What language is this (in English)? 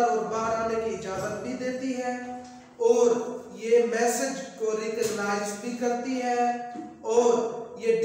Hindi